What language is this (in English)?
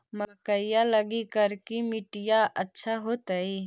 Magahi